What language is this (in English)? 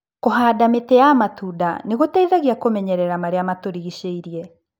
Kikuyu